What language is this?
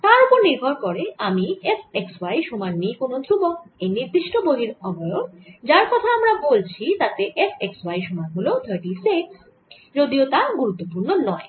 Bangla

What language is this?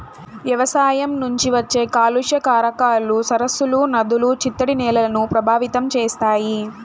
Telugu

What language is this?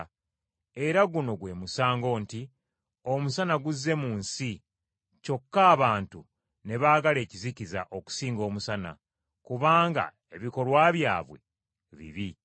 Ganda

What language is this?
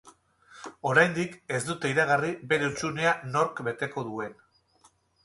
Basque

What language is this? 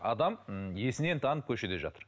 Kazakh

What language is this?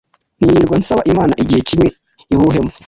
Kinyarwanda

